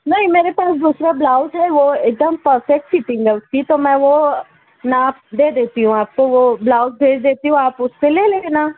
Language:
Urdu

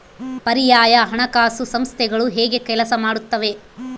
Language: Kannada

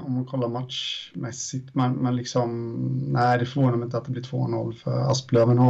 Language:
Swedish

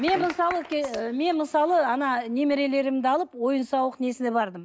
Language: Kazakh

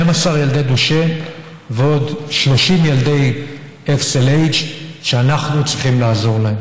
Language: Hebrew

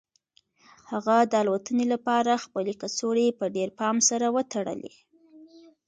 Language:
Pashto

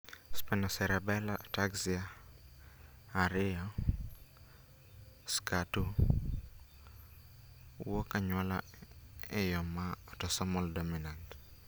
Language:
Luo (Kenya and Tanzania)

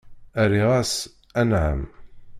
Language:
Kabyle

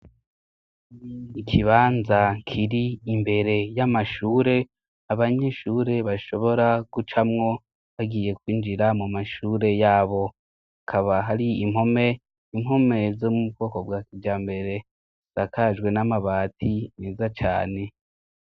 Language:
Rundi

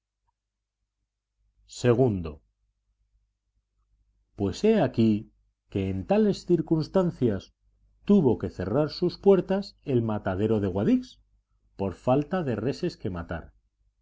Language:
Spanish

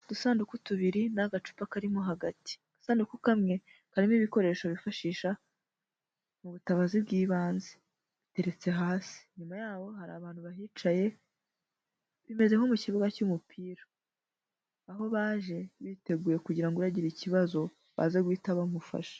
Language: Kinyarwanda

